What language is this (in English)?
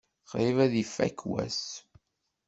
Kabyle